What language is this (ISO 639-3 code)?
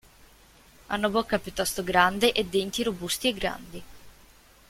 ita